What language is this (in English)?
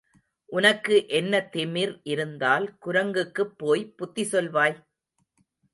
Tamil